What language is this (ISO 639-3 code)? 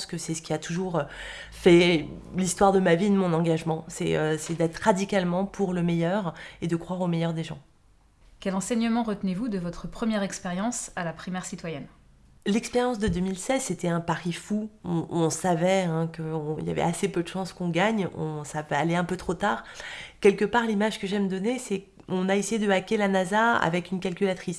fra